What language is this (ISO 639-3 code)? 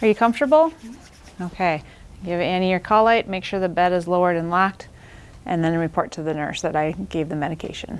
eng